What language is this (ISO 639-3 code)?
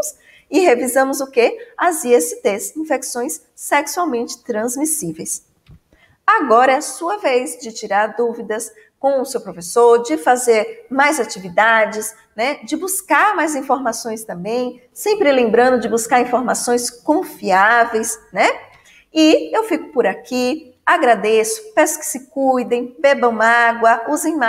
por